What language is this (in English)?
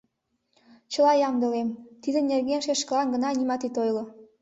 Mari